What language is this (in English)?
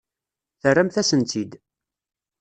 Kabyle